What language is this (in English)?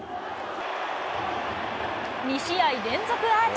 Japanese